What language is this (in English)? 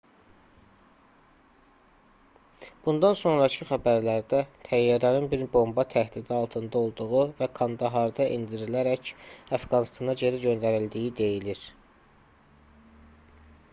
Azerbaijani